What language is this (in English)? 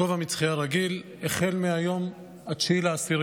Hebrew